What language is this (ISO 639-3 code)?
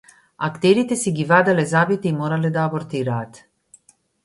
mkd